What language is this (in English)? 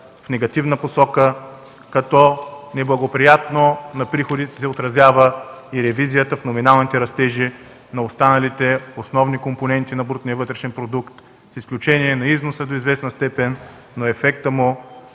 Bulgarian